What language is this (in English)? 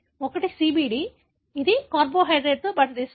Telugu